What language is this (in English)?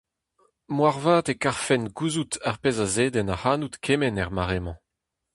Breton